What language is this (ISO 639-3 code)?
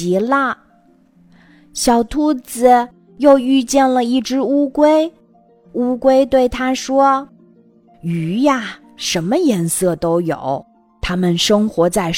zho